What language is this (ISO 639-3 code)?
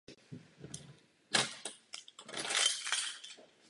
ces